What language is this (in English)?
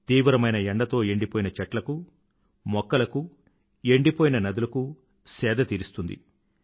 Telugu